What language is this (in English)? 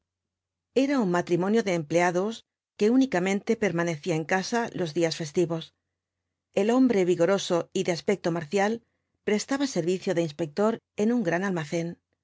Spanish